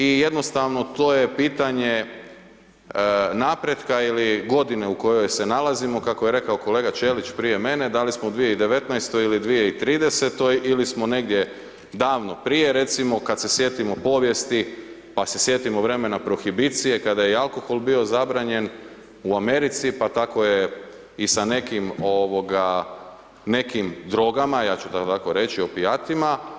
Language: Croatian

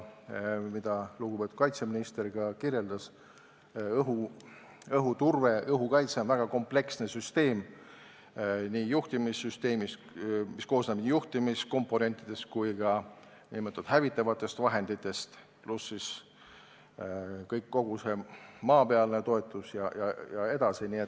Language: Estonian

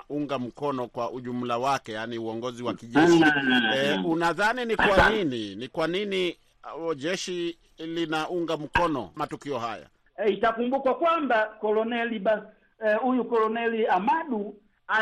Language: Swahili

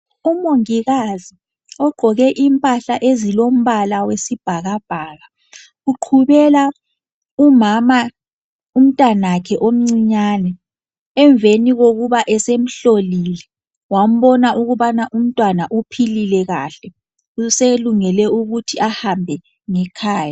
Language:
North Ndebele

